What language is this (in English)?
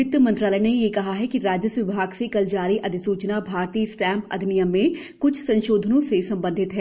Hindi